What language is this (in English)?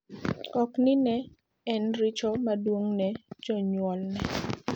Luo (Kenya and Tanzania)